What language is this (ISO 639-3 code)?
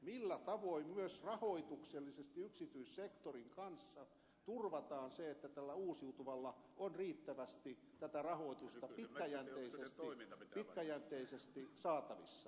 fin